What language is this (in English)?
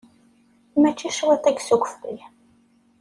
Kabyle